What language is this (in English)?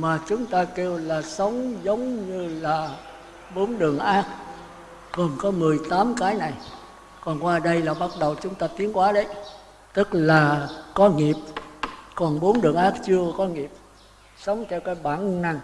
Vietnamese